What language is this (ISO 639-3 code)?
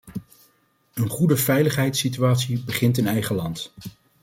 nld